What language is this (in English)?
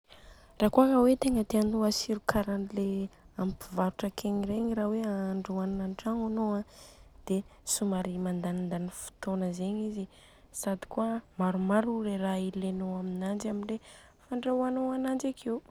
Southern Betsimisaraka Malagasy